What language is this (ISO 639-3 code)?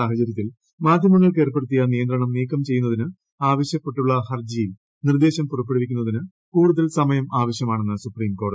mal